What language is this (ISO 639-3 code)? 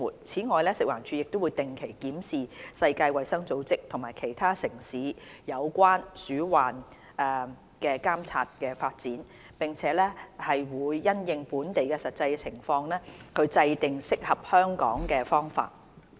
yue